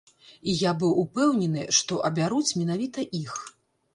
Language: Belarusian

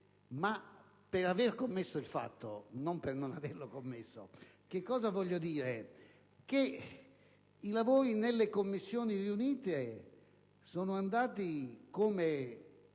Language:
Italian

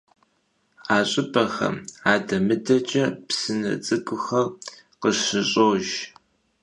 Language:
Kabardian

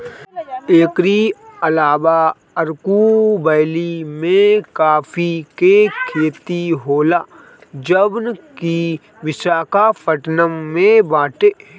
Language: Bhojpuri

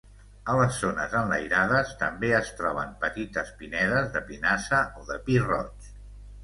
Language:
Catalan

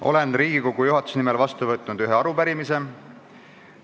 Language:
Estonian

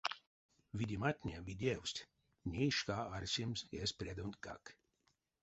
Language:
Erzya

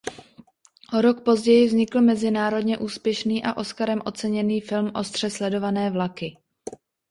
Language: Czech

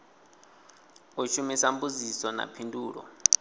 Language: Venda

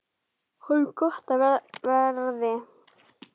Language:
Icelandic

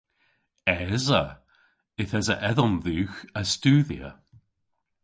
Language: Cornish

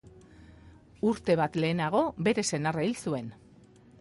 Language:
Basque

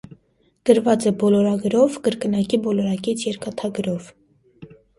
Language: Armenian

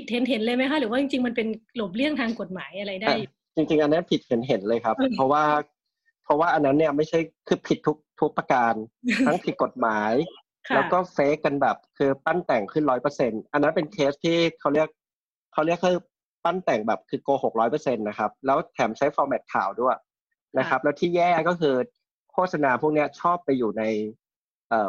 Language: Thai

